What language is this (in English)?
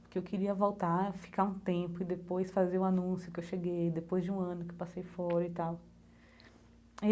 Portuguese